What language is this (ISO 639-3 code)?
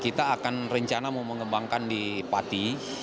ind